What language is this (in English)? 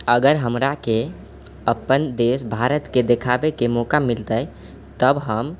Maithili